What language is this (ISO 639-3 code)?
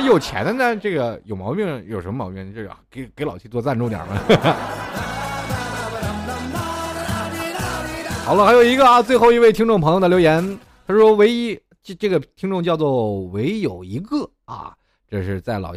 zho